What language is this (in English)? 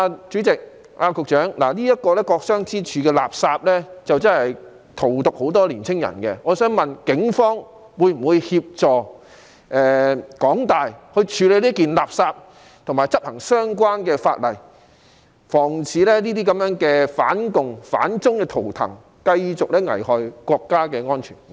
Cantonese